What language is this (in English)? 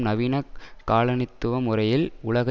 Tamil